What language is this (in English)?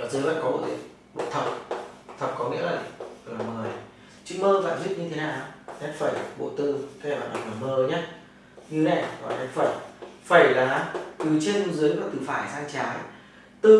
Vietnamese